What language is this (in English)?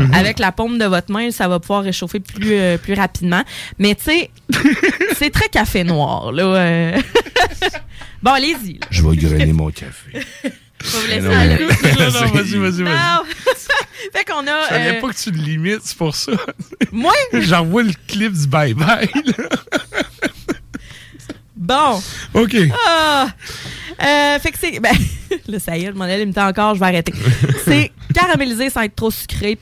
French